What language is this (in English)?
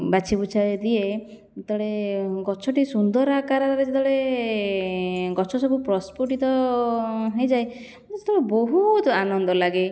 Odia